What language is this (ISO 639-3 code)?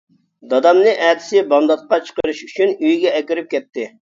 uig